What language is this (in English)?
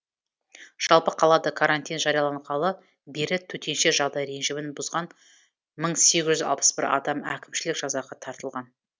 Kazakh